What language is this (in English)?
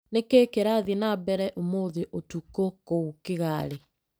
Kikuyu